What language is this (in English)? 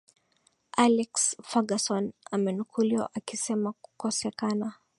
Swahili